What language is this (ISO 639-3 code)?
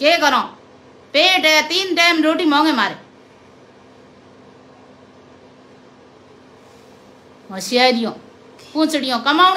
hin